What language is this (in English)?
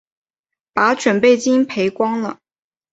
Chinese